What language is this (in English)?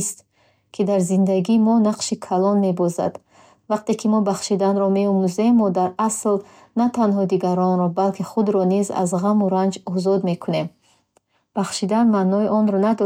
Bukharic